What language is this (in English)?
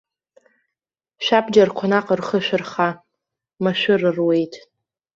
Abkhazian